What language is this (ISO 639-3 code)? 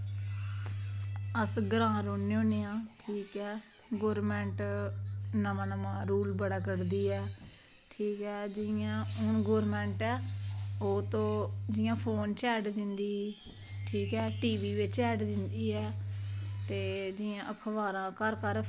doi